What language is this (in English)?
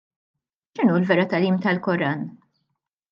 Maltese